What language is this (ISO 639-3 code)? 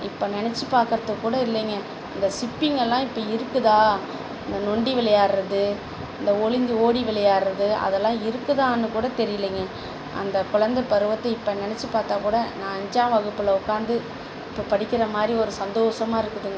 tam